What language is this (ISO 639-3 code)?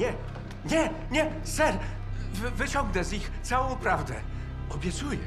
pol